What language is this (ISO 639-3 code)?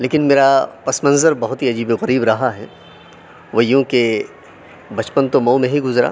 urd